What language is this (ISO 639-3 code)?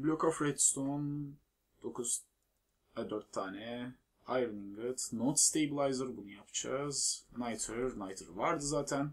tur